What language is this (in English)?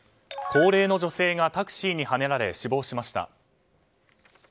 Japanese